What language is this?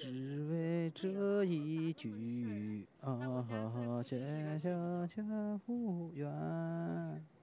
Chinese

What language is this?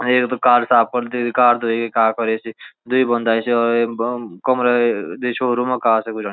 Garhwali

